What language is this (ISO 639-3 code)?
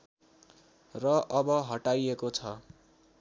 nep